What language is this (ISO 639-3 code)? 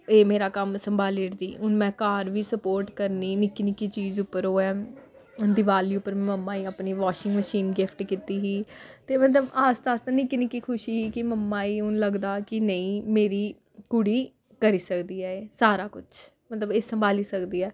doi